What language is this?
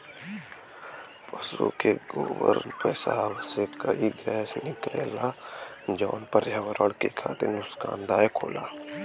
Bhojpuri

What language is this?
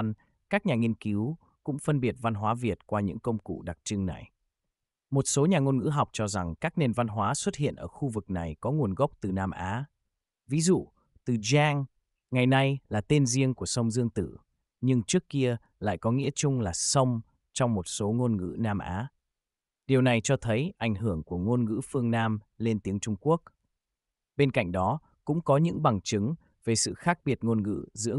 Vietnamese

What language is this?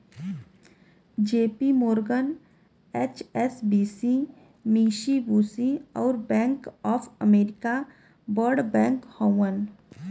Bhojpuri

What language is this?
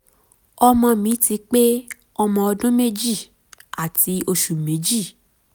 Yoruba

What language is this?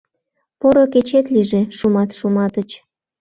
Mari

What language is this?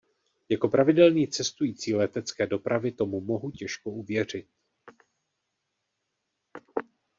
Czech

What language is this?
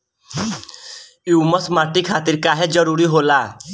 Bhojpuri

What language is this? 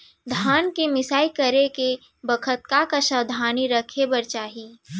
Chhattisgarhi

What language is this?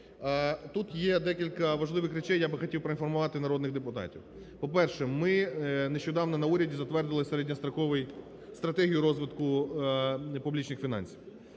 Ukrainian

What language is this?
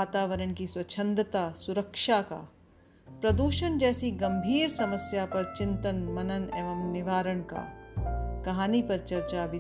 Hindi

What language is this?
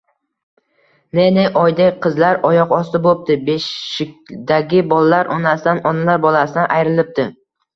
Uzbek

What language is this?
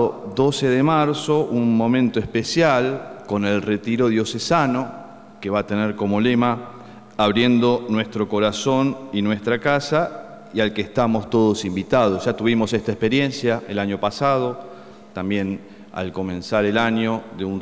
Spanish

